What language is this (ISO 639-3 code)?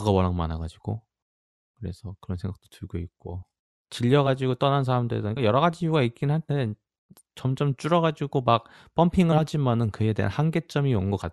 kor